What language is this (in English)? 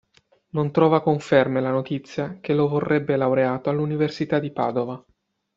Italian